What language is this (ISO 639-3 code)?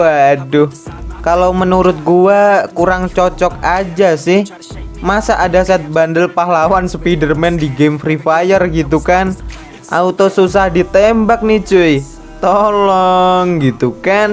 ind